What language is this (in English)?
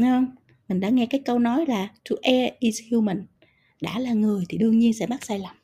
Vietnamese